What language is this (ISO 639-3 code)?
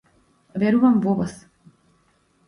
mkd